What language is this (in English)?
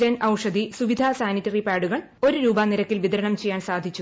Malayalam